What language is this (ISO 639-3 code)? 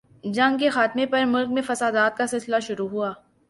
urd